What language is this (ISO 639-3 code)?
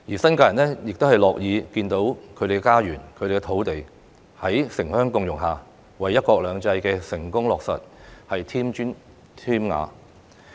yue